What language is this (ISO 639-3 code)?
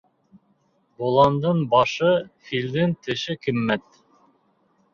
bak